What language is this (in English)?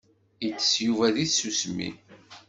Kabyle